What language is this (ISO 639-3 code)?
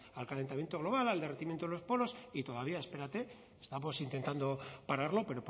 spa